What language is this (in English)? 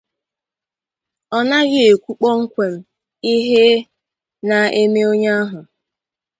Igbo